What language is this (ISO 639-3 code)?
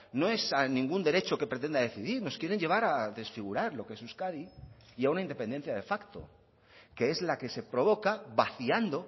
spa